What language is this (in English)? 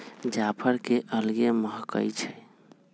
Magahi